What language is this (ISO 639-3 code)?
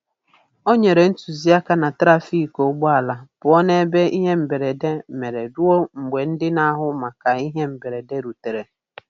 ibo